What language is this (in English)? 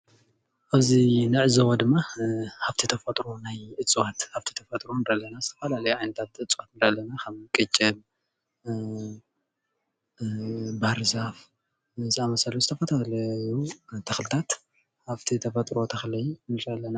Tigrinya